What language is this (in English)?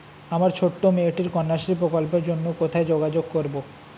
Bangla